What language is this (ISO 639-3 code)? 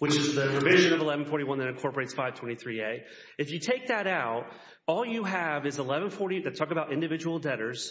eng